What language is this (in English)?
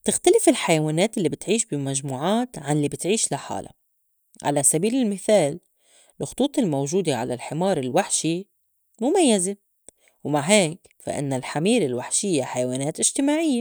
North Levantine Arabic